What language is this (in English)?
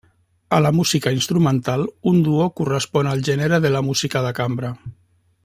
Catalan